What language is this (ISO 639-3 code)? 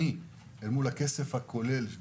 heb